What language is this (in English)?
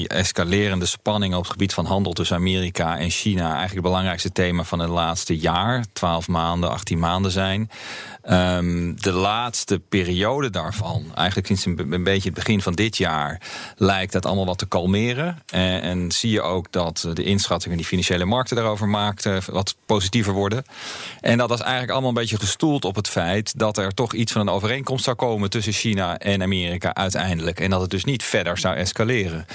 Dutch